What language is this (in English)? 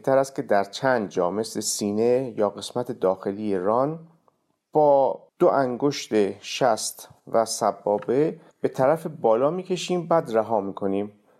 Persian